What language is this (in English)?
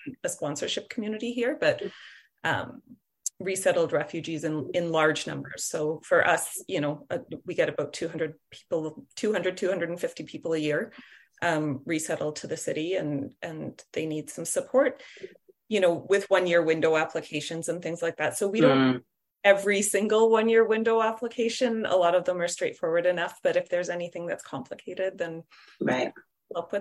English